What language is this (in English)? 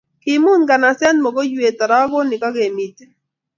Kalenjin